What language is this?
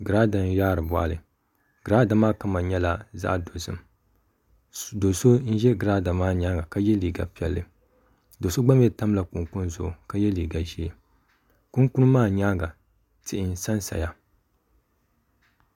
Dagbani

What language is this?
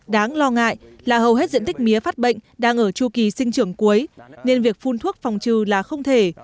Vietnamese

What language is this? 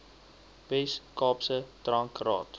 Afrikaans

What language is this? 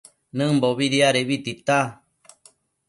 Matsés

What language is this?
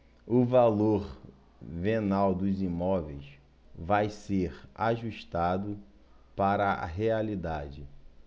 Portuguese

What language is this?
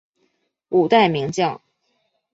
Chinese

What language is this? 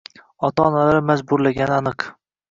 Uzbek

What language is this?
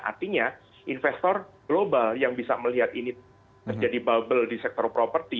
Indonesian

